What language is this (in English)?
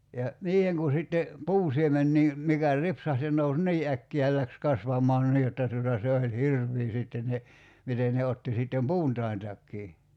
Finnish